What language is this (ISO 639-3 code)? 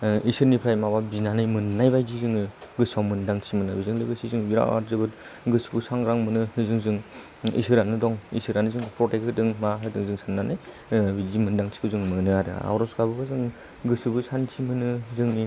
brx